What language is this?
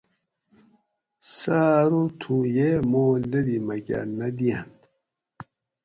Gawri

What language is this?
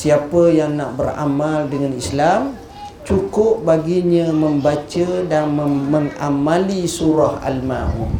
Malay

